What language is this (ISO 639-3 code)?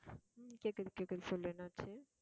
tam